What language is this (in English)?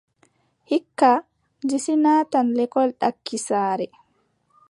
Adamawa Fulfulde